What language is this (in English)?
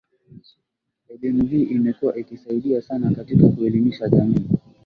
Swahili